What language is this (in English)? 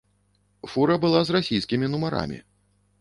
Belarusian